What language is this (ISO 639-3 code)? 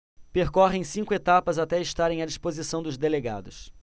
por